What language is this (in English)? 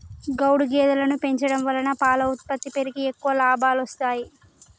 Telugu